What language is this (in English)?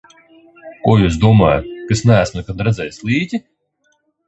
Latvian